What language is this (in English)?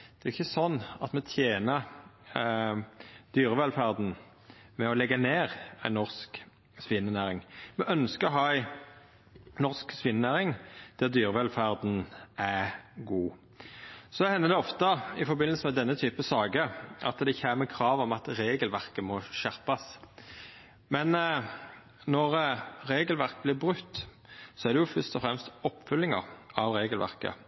Norwegian Nynorsk